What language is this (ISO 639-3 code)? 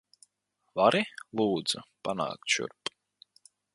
lav